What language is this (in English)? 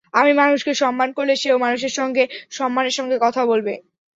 Bangla